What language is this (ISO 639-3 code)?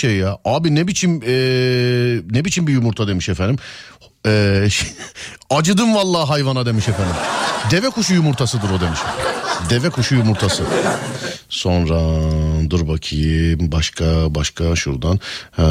tur